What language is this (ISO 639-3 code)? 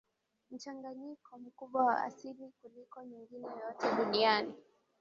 swa